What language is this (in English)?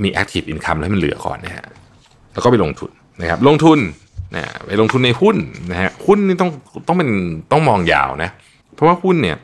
Thai